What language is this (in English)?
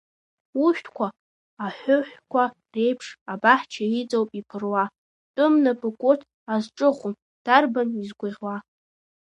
Abkhazian